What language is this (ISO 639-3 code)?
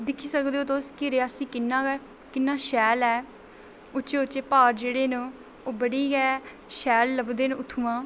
doi